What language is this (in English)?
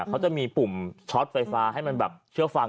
Thai